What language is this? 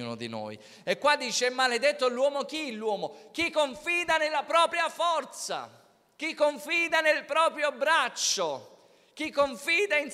Italian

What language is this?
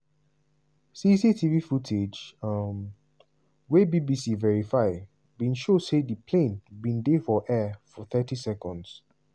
Nigerian Pidgin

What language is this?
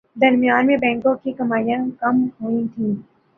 Urdu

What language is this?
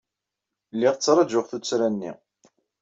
Kabyle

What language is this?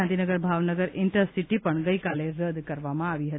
Gujarati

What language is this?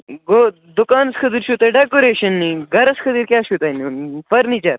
Kashmiri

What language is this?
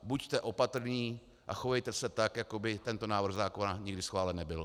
Czech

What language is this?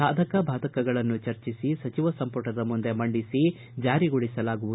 Kannada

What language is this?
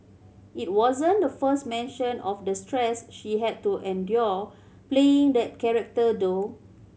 English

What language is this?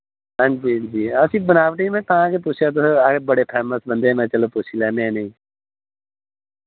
Dogri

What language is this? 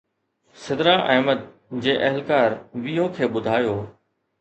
Sindhi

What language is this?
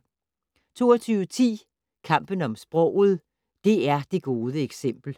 Danish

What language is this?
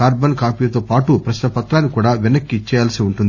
Telugu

